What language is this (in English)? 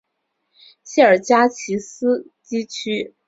Chinese